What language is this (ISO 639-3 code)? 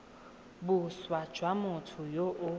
tsn